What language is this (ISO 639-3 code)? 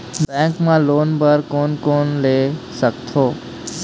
hne